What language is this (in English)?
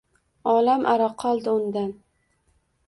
Uzbek